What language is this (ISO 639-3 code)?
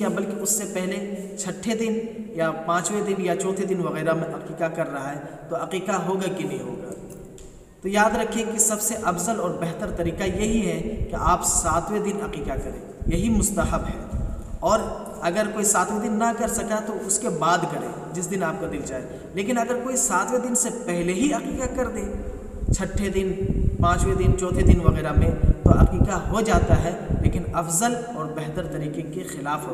hin